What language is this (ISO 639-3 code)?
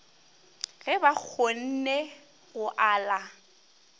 nso